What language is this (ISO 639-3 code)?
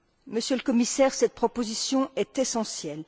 fra